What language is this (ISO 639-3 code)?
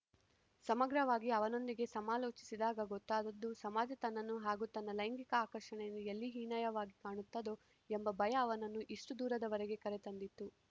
kan